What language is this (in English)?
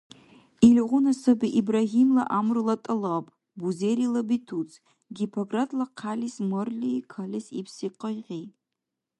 Dargwa